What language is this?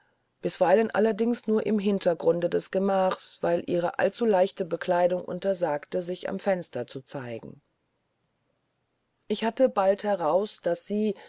German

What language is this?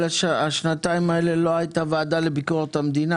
Hebrew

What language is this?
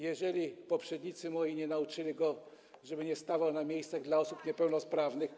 Polish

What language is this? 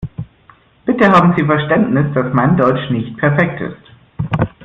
German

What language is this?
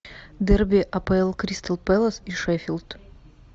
Russian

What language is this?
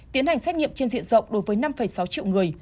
Vietnamese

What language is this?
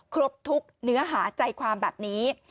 Thai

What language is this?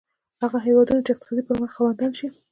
Pashto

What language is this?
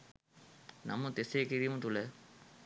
Sinhala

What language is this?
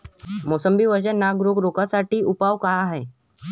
Marathi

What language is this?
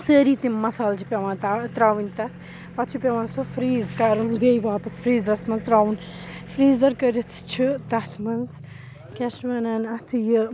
Kashmiri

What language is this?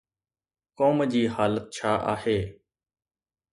Sindhi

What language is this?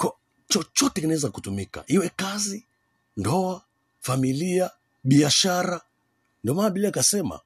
Swahili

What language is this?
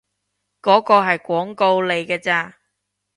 Cantonese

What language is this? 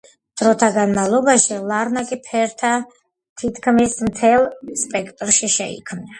Georgian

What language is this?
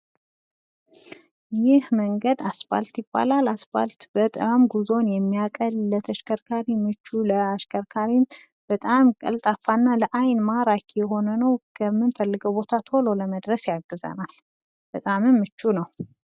Amharic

